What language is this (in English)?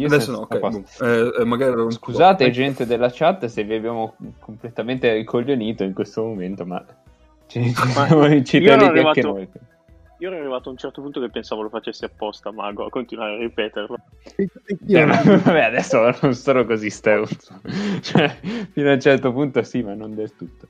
Italian